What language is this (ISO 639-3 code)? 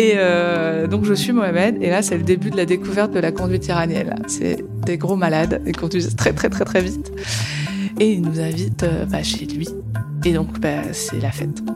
fra